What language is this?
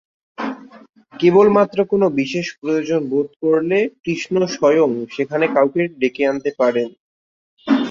Bangla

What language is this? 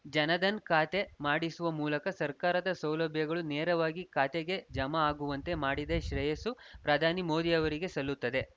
Kannada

